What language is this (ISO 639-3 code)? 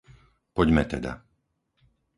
slk